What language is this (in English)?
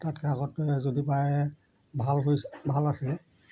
Assamese